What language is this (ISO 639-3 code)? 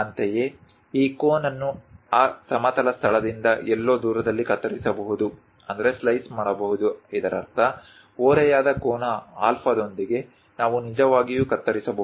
kan